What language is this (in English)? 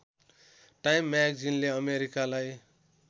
Nepali